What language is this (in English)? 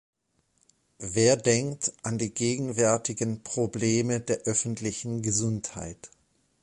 German